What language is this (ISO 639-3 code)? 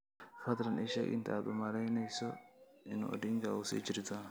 som